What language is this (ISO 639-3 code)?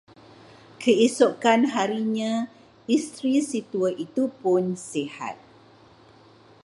msa